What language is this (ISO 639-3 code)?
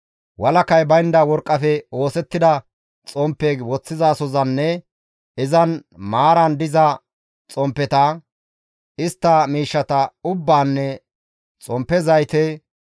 gmv